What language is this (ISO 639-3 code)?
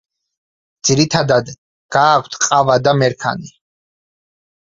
kat